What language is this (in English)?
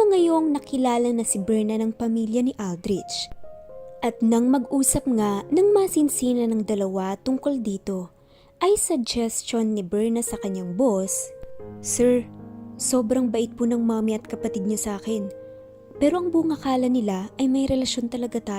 Filipino